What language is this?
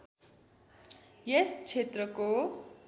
Nepali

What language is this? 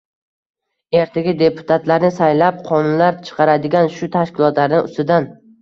Uzbek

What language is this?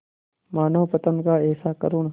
Hindi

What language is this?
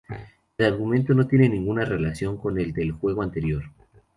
Spanish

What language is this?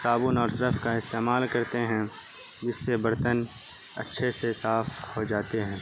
Urdu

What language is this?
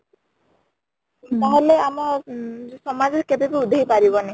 Odia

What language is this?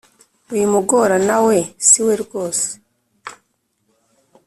Kinyarwanda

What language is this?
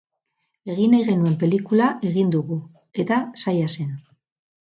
Basque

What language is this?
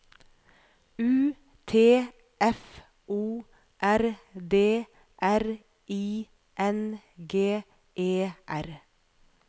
Norwegian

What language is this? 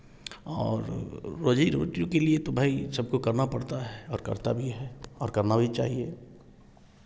Hindi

